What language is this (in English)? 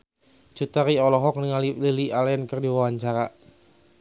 Sundanese